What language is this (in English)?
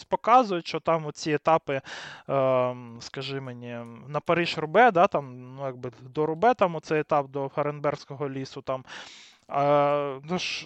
Ukrainian